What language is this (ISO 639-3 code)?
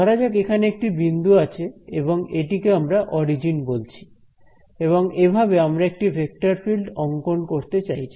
ben